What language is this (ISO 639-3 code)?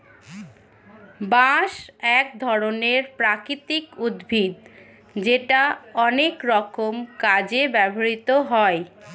ben